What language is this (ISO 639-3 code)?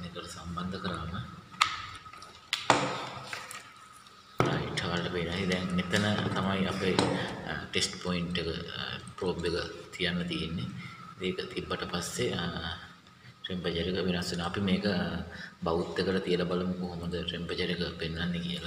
ind